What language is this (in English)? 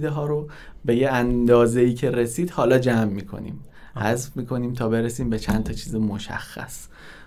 Persian